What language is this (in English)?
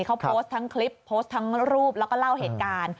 Thai